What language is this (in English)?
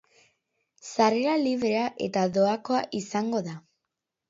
Basque